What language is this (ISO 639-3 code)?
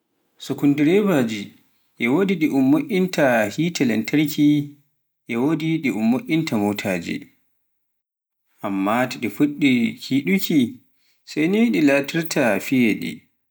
fuf